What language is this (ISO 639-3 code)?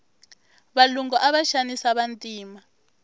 tso